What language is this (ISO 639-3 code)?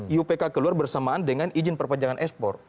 ind